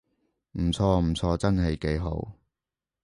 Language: Cantonese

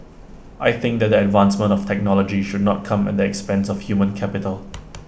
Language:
English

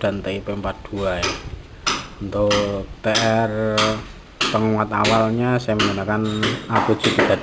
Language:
Indonesian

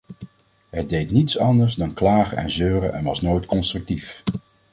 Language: Dutch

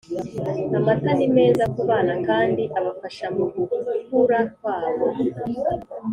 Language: Kinyarwanda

